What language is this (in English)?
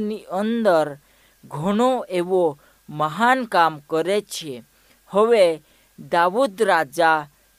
Hindi